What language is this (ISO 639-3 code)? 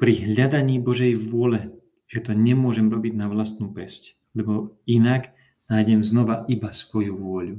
slk